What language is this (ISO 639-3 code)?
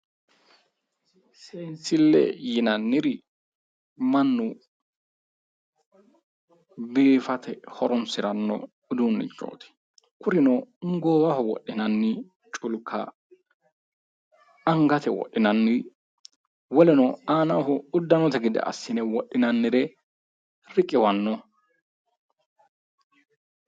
sid